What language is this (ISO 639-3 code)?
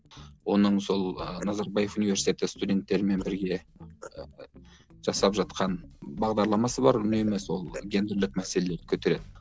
kaz